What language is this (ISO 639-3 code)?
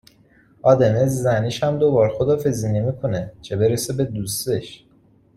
fas